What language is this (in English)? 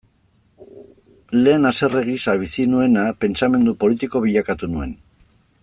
Basque